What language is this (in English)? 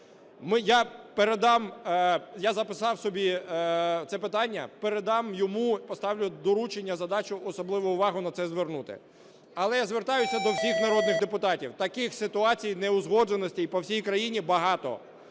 Ukrainian